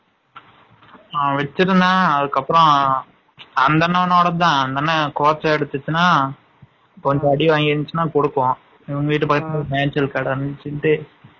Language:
Tamil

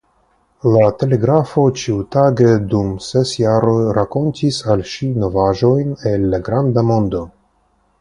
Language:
Esperanto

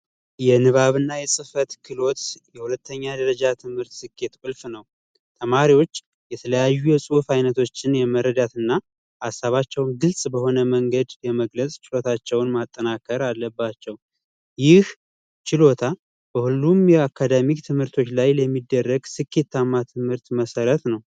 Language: Amharic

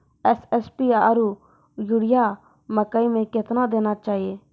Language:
Maithili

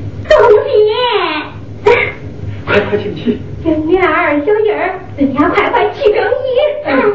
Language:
Chinese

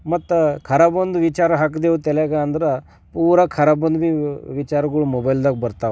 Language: Kannada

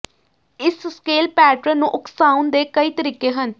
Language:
Punjabi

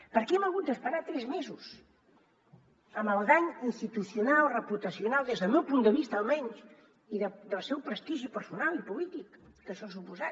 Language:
Catalan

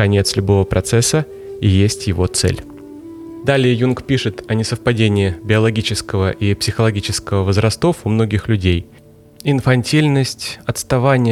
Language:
Russian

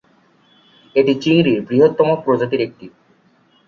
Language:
Bangla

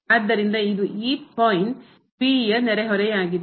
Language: Kannada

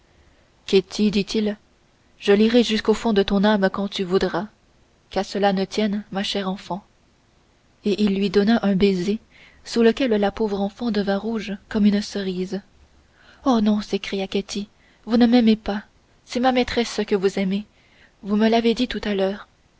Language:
French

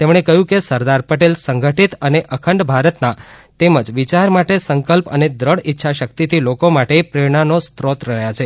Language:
Gujarati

